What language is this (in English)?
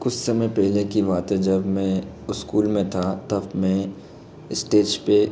Hindi